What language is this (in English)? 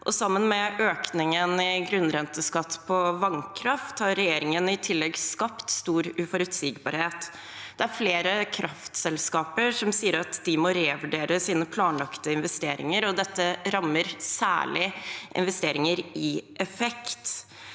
Norwegian